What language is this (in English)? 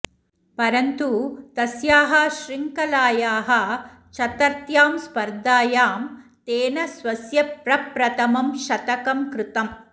Sanskrit